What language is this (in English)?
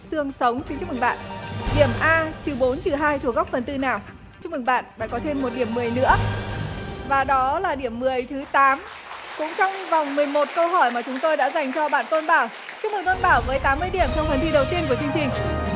Vietnamese